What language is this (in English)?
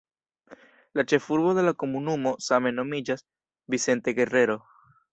Esperanto